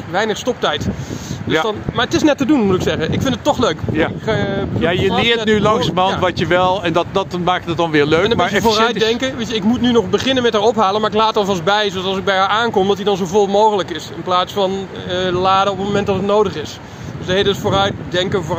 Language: Dutch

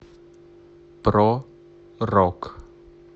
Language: Russian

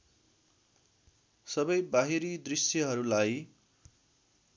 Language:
Nepali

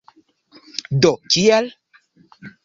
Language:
Esperanto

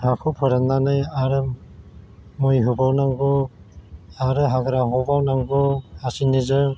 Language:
Bodo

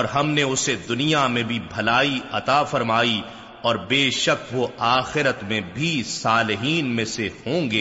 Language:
Urdu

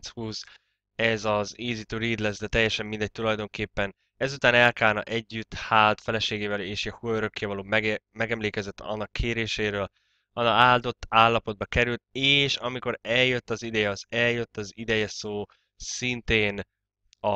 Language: Hungarian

